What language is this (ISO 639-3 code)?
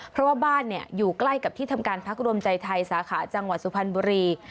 tha